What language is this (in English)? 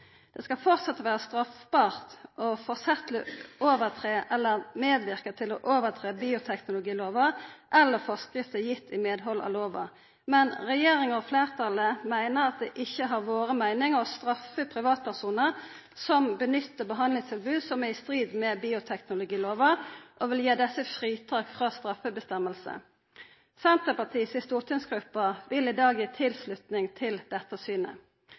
Norwegian Nynorsk